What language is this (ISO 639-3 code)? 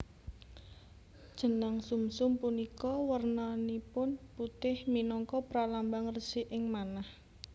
jav